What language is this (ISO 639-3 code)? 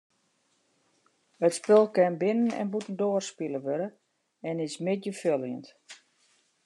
fry